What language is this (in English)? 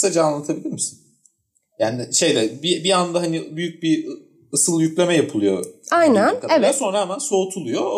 Turkish